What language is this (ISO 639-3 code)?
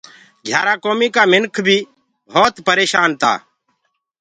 ggg